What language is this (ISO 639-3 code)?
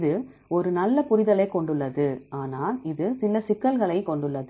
tam